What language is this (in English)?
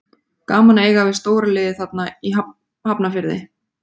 Icelandic